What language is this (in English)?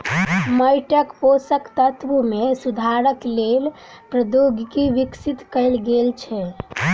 Maithili